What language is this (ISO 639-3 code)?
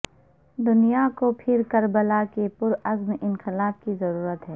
urd